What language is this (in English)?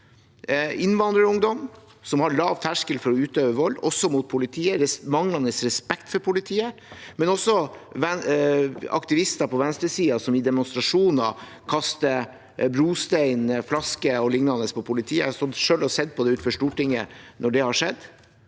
Norwegian